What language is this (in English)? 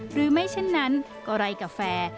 Thai